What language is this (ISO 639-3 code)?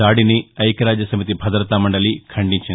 tel